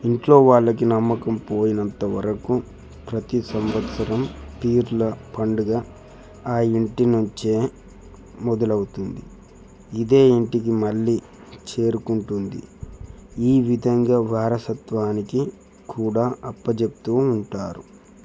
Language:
Telugu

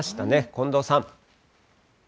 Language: Japanese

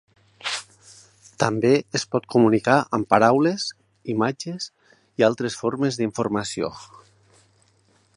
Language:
Catalan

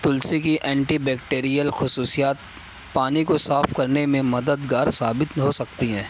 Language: Urdu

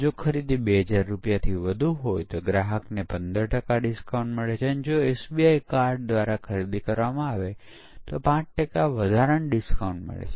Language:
Gujarati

